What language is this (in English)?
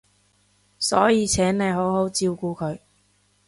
Cantonese